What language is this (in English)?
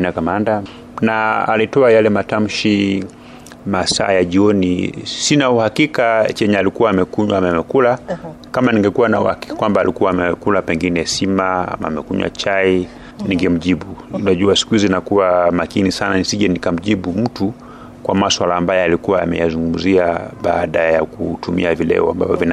Swahili